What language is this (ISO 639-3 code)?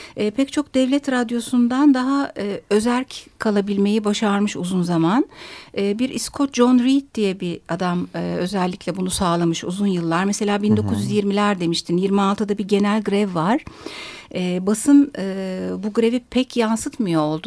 tur